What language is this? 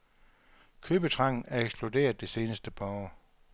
Danish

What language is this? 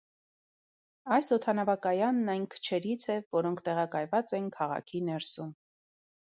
Armenian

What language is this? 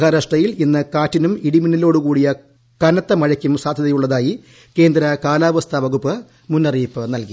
Malayalam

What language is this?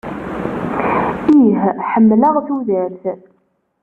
Kabyle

